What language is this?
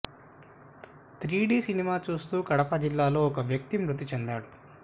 Telugu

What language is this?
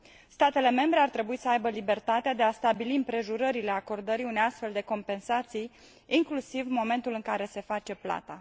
Romanian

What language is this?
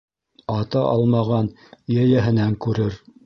Bashkir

